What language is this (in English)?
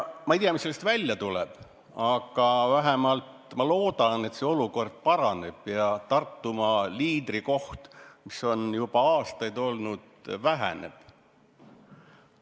Estonian